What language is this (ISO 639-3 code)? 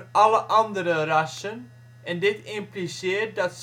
nld